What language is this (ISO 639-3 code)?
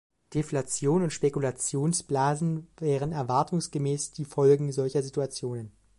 deu